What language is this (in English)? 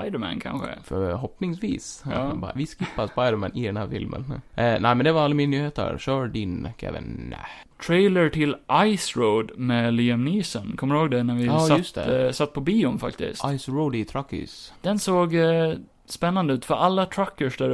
Swedish